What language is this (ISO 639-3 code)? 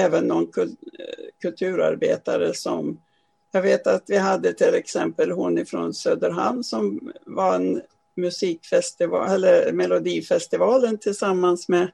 swe